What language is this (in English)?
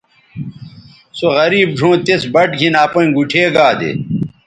Bateri